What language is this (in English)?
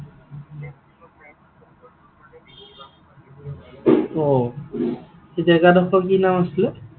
Assamese